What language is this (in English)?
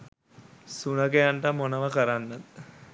Sinhala